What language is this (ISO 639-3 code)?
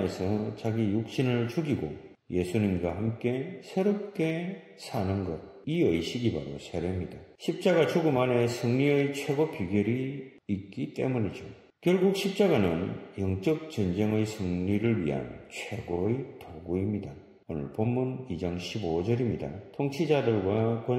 kor